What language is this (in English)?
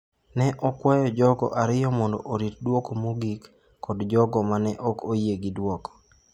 Luo (Kenya and Tanzania)